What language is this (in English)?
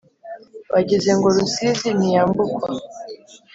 Kinyarwanda